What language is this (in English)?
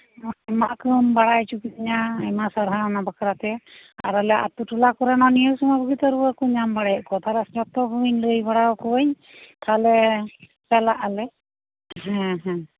Santali